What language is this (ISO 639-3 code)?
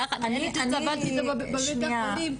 heb